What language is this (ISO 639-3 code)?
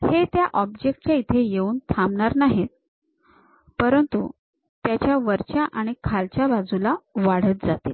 mar